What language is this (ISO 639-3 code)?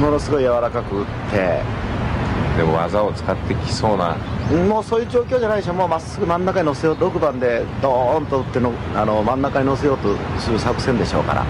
jpn